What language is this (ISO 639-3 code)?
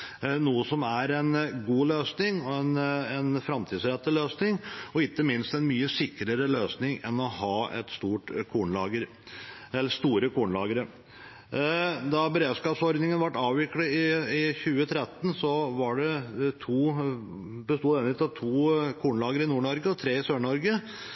nob